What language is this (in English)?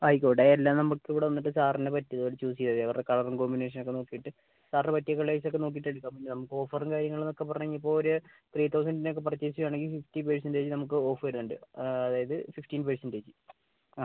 Malayalam